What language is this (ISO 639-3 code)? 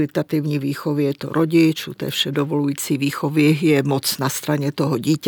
ces